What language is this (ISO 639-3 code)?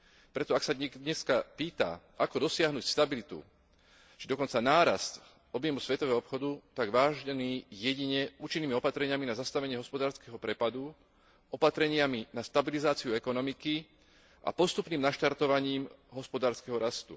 slk